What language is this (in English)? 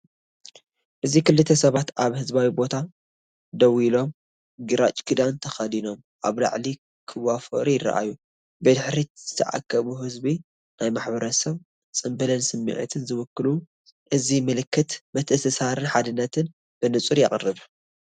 Tigrinya